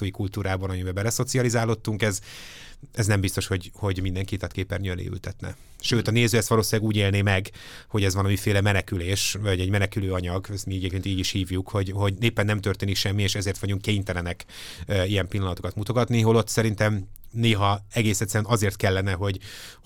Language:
Hungarian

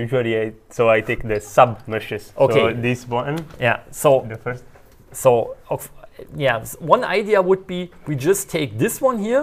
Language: English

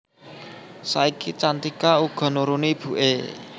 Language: Javanese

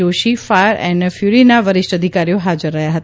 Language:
Gujarati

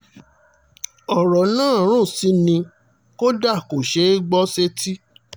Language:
Yoruba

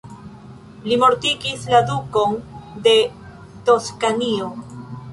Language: Esperanto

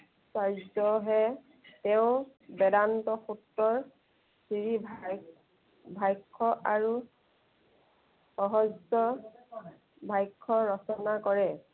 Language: Assamese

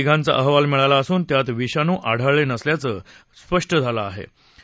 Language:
Marathi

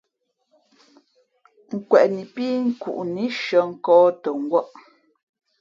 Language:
Fe'fe'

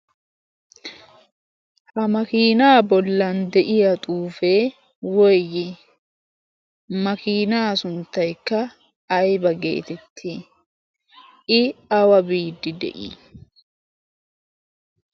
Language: Wolaytta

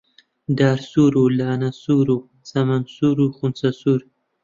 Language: Central Kurdish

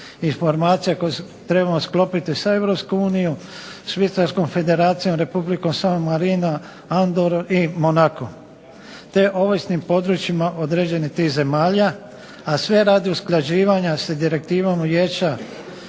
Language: Croatian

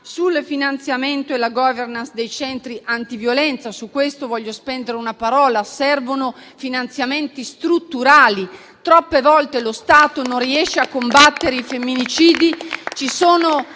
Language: Italian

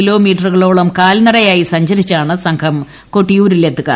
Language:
Malayalam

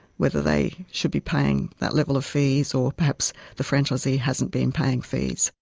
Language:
English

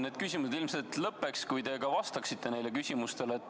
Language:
Estonian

